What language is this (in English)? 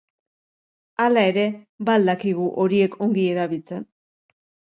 Basque